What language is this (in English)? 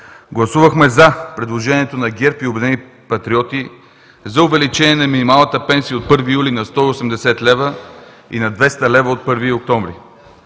Bulgarian